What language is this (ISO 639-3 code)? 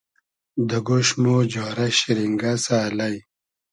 haz